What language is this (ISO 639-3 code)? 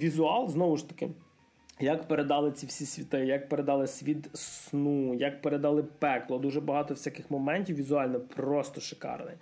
ukr